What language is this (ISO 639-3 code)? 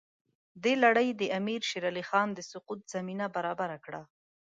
pus